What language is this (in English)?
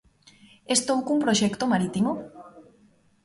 Galician